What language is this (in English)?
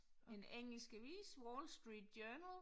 Danish